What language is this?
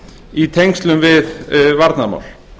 Icelandic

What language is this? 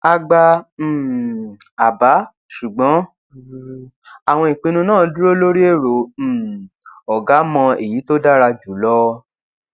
Yoruba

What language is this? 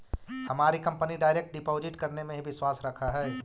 Magahi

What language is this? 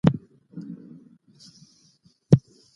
Pashto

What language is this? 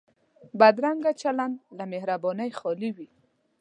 Pashto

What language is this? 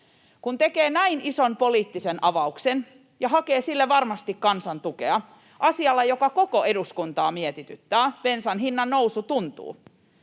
Finnish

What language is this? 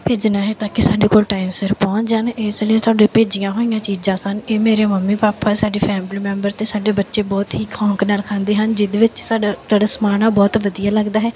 Punjabi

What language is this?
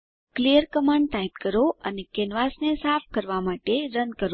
Gujarati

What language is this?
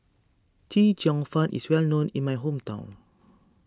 English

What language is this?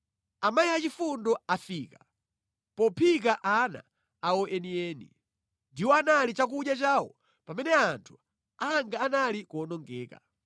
Nyanja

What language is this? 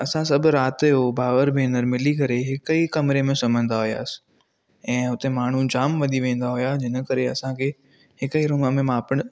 Sindhi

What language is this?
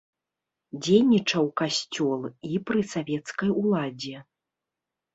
Belarusian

